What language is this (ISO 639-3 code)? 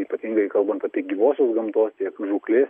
lit